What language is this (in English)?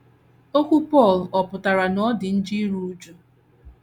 Igbo